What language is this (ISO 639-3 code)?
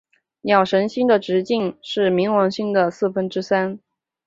zho